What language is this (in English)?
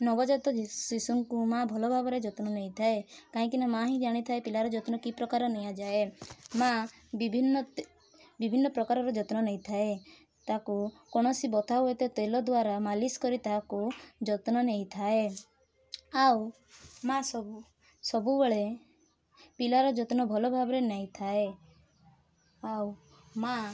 Odia